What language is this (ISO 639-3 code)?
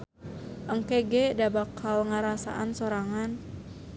sun